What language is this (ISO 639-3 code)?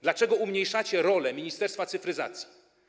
pol